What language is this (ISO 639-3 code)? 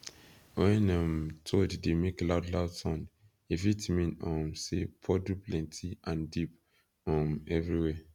pcm